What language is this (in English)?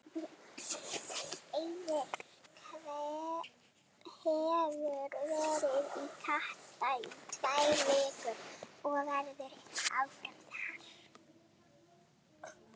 Icelandic